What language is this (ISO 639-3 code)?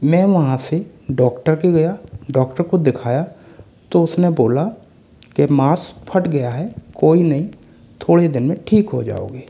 hin